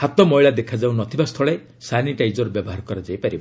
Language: Odia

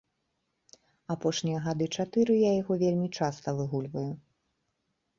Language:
Belarusian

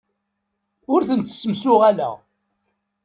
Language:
Kabyle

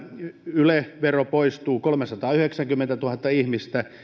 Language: Finnish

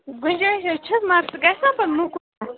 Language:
Kashmiri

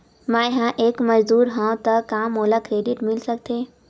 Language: Chhattisgarhi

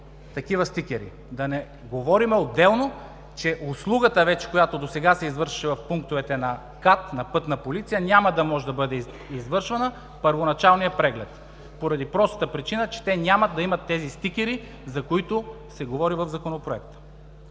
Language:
Bulgarian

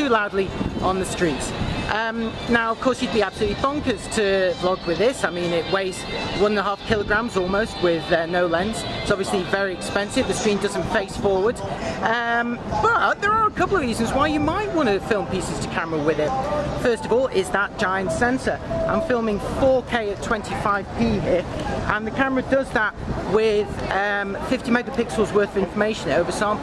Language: English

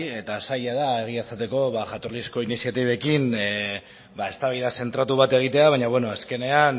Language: Basque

